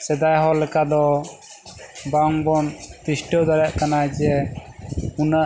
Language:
Santali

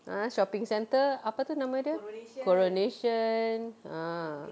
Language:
English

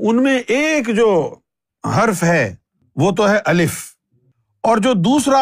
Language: Urdu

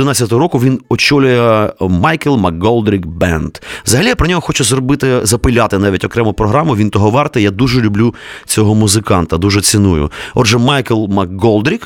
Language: Ukrainian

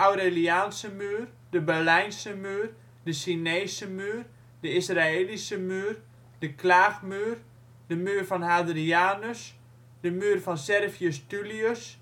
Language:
Dutch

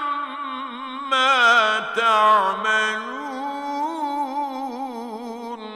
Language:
Arabic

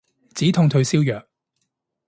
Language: Cantonese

